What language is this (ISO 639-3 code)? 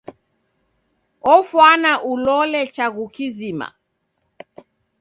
dav